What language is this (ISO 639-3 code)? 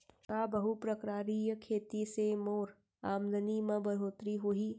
hne